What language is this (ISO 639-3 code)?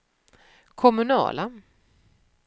swe